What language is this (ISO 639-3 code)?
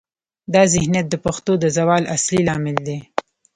pus